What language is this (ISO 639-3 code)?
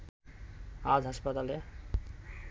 ben